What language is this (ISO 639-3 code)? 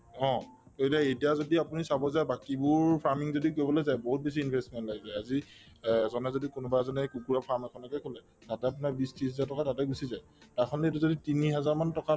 asm